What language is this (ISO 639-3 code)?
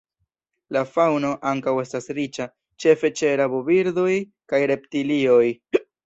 epo